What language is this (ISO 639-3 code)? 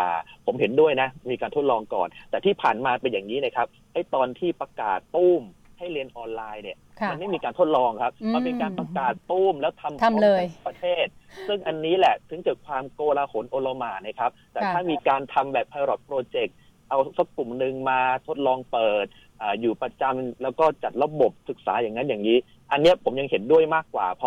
tha